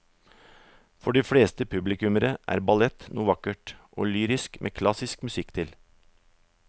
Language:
Norwegian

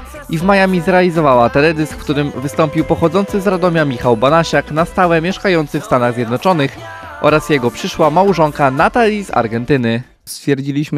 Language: Polish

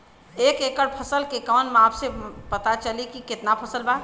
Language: Bhojpuri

